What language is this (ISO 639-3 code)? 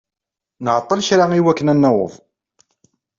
kab